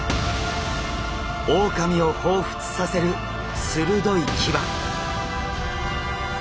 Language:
Japanese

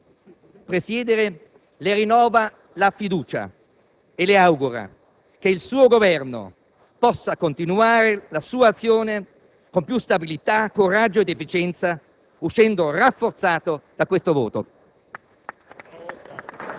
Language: Italian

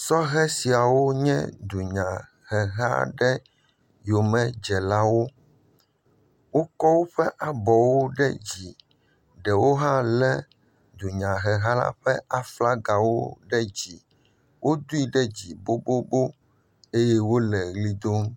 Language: Ewe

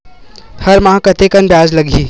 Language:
Chhattisgarhi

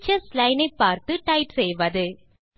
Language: Tamil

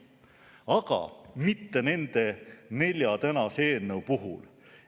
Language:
Estonian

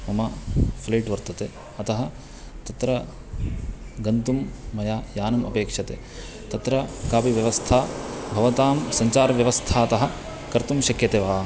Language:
Sanskrit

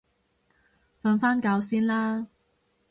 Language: Cantonese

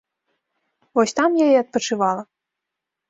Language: Belarusian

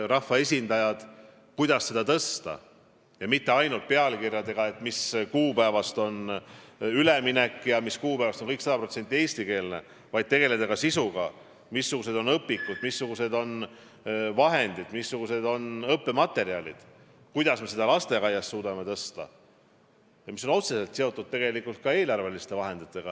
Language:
Estonian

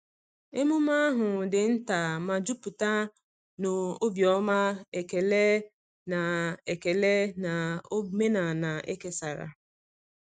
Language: Igbo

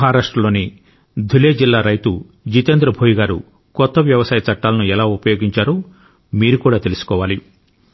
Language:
Telugu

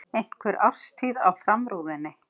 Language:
Icelandic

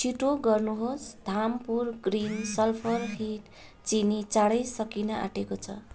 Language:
Nepali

